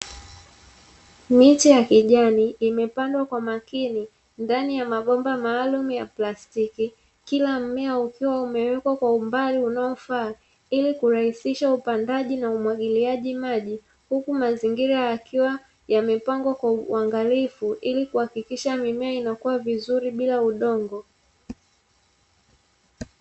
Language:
Swahili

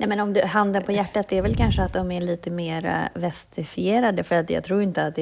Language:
Swedish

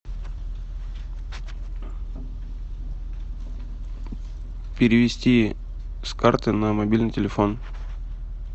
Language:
Russian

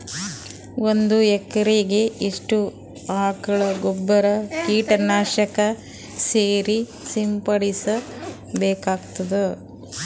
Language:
Kannada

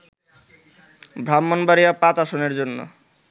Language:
Bangla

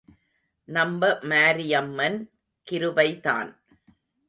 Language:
Tamil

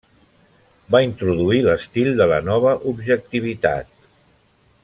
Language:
Catalan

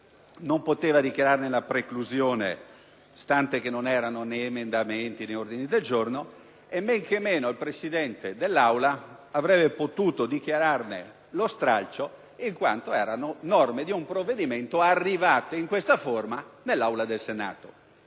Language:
Italian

